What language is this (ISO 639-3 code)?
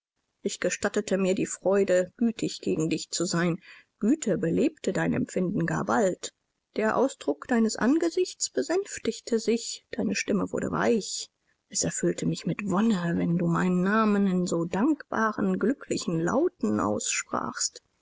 deu